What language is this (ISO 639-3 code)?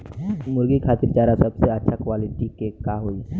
bho